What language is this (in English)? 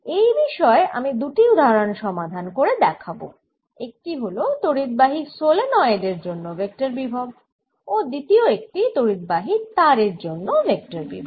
Bangla